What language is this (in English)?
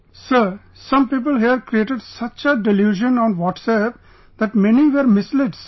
English